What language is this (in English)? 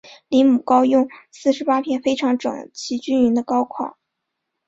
Chinese